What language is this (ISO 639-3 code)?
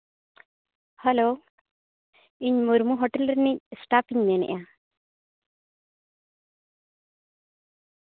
sat